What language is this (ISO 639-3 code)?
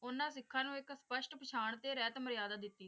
pan